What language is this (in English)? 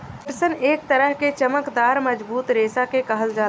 Bhojpuri